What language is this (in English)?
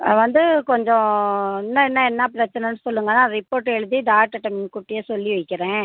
Tamil